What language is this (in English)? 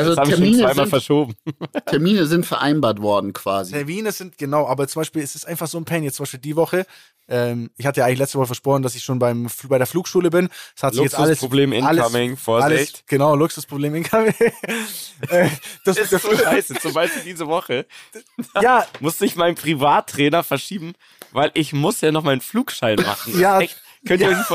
German